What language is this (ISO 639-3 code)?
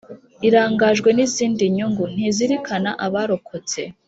kin